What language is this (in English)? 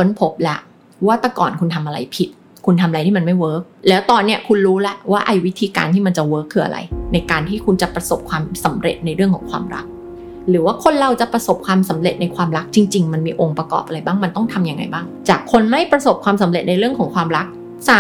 Thai